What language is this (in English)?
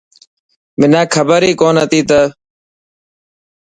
Dhatki